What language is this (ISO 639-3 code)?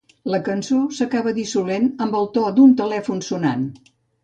cat